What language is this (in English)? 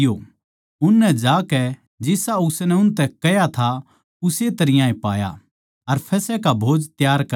Haryanvi